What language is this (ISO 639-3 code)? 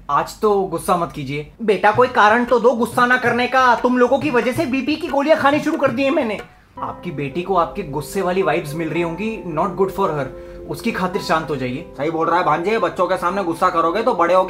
hin